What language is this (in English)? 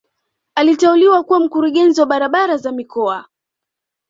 Swahili